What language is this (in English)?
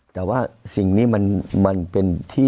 Thai